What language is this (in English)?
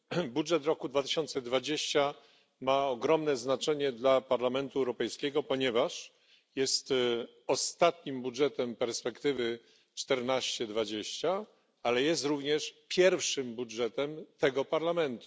Polish